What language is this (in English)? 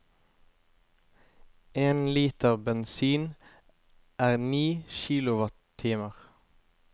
Norwegian